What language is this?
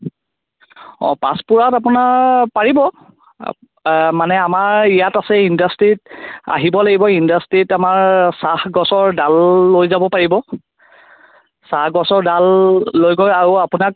Assamese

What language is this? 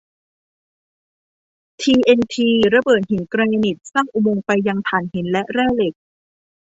Thai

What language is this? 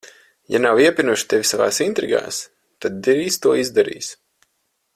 Latvian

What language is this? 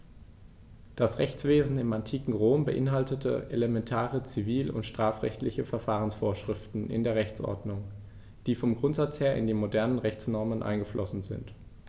German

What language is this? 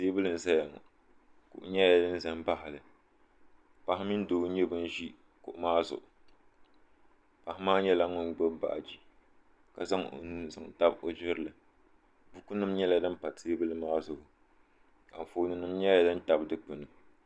Dagbani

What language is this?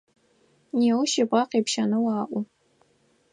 Adyghe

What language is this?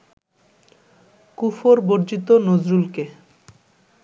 Bangla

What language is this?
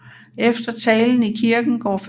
Danish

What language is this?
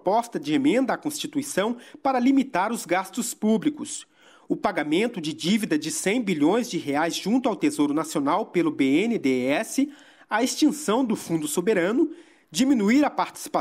Portuguese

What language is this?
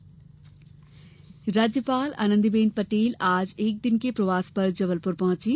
Hindi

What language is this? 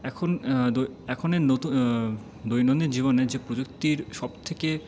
Bangla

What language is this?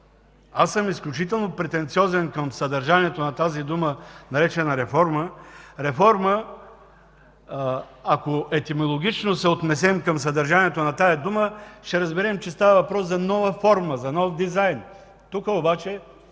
Bulgarian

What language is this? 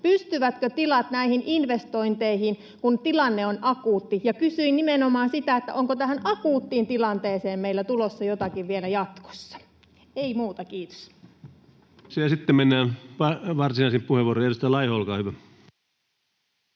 Finnish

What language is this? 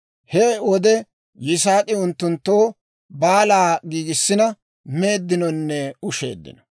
Dawro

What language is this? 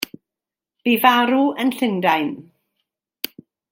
Welsh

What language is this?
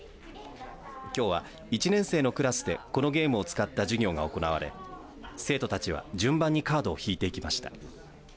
Japanese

